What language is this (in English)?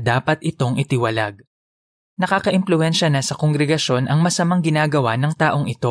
Filipino